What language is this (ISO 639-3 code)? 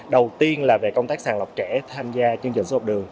vie